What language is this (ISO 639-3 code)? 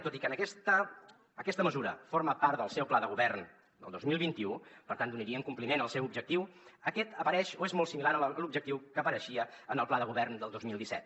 cat